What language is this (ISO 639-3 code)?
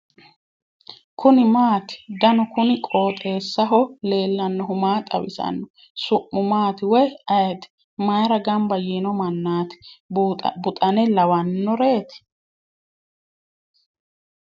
sid